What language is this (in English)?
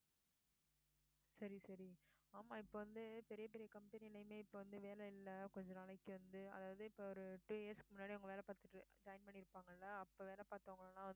Tamil